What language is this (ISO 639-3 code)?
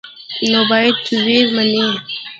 pus